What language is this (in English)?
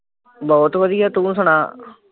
Punjabi